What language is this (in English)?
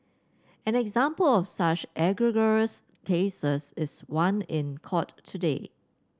English